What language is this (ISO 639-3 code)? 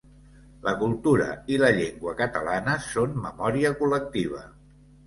cat